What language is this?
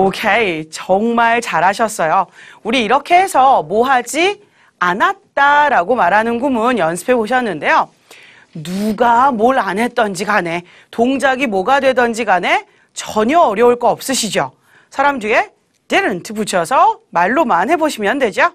Korean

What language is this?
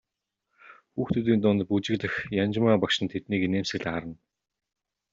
Mongolian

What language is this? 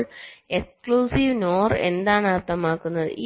Malayalam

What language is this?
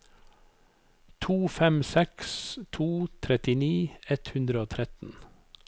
Norwegian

